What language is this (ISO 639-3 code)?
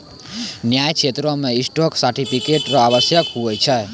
mai